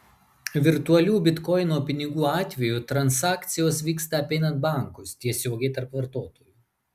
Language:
Lithuanian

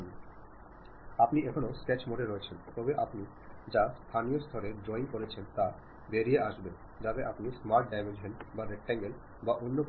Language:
Malayalam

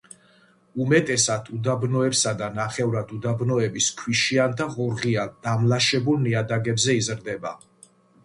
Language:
Georgian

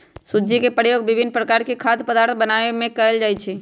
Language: Magahi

